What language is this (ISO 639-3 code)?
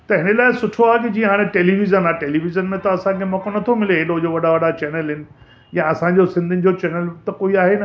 snd